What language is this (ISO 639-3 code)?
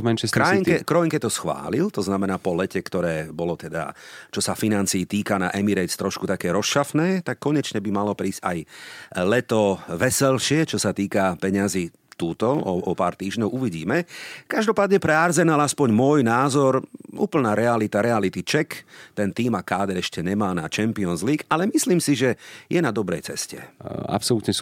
slk